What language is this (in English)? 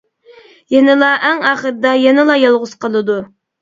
Uyghur